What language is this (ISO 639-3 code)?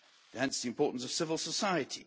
eng